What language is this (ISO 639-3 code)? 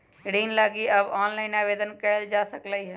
mag